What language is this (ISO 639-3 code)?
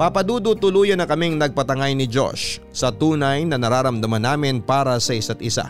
fil